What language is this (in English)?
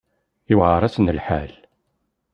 Kabyle